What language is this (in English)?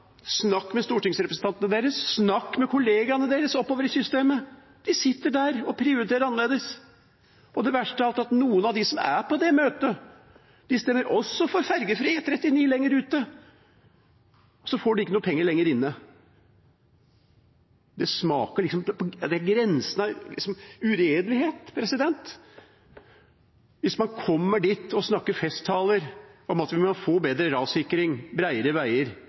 Norwegian Bokmål